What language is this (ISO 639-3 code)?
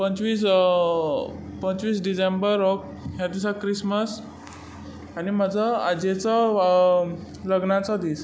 kok